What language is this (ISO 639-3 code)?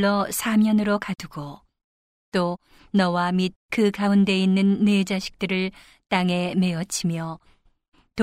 kor